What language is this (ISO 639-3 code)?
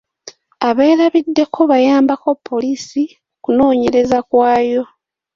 lug